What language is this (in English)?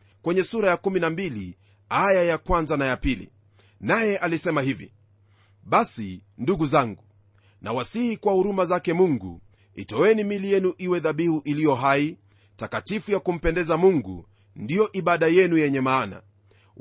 Swahili